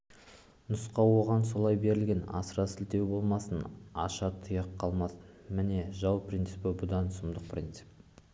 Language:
Kazakh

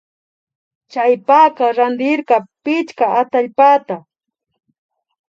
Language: Imbabura Highland Quichua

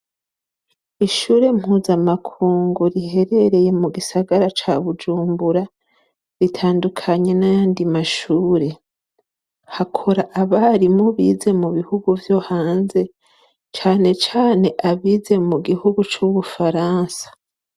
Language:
Rundi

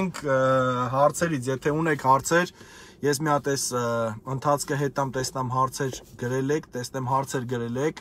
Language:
Romanian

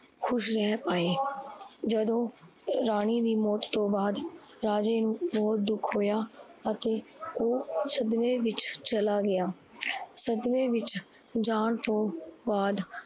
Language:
Punjabi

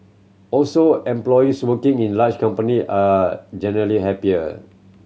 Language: English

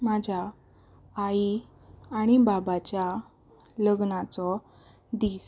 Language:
Konkani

